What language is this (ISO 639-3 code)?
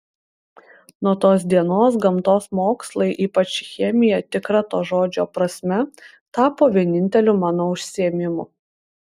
lit